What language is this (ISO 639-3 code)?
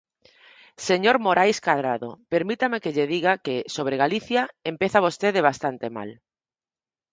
glg